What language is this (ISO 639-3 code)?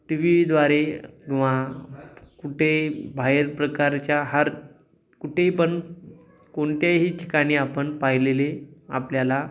mar